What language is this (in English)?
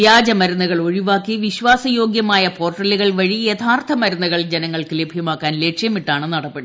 Malayalam